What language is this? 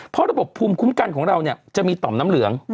Thai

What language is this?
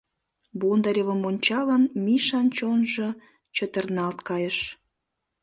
Mari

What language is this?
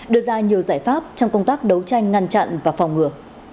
Vietnamese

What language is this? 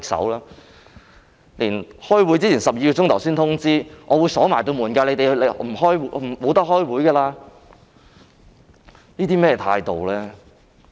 Cantonese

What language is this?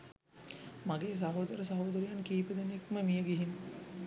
Sinhala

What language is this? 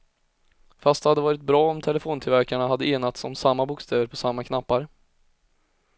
Swedish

